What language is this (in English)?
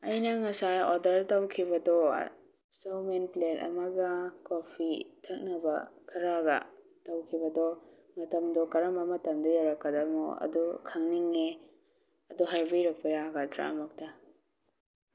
Manipuri